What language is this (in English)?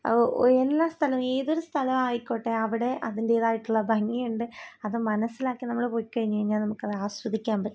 Malayalam